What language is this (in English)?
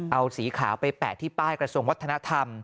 Thai